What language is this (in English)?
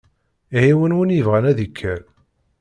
Kabyle